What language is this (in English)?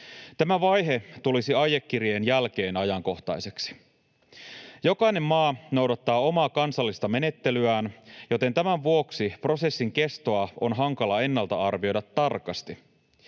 Finnish